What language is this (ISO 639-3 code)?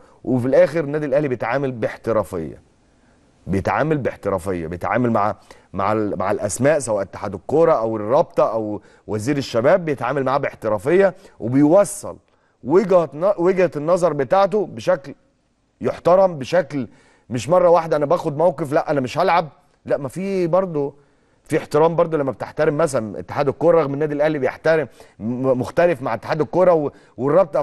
ara